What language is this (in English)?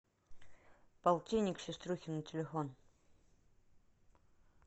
Russian